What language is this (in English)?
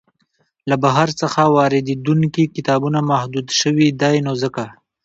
Pashto